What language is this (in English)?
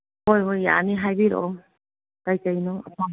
Manipuri